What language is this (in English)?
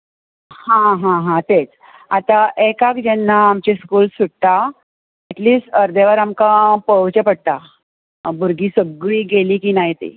Konkani